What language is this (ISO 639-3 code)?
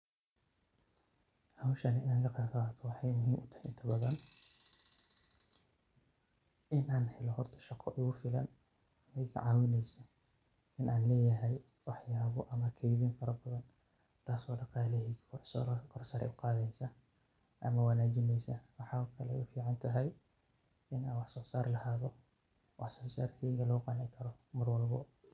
som